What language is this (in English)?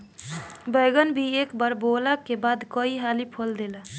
Bhojpuri